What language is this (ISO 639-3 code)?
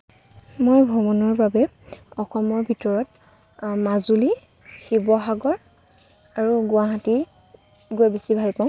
asm